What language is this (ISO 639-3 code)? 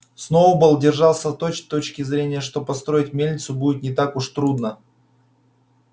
rus